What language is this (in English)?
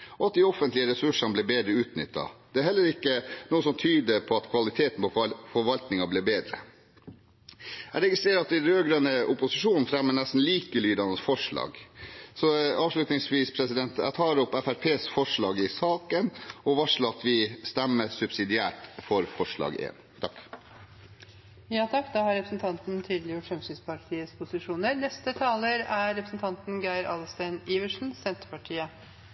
Norwegian